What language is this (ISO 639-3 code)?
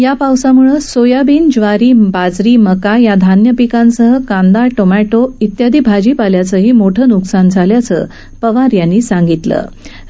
mar